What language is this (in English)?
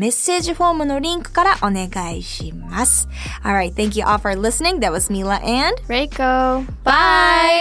Japanese